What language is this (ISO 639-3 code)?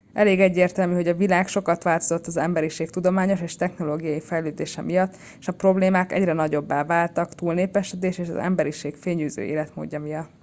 hun